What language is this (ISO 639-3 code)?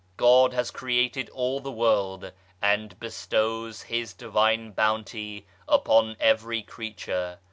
eng